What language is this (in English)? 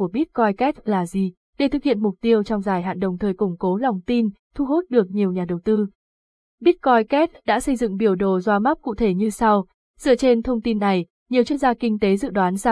Vietnamese